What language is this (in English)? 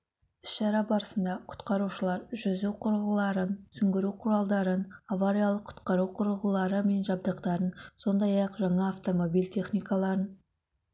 Kazakh